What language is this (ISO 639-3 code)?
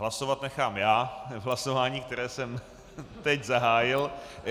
ces